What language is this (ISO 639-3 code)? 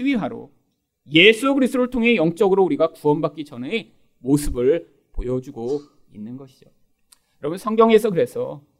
kor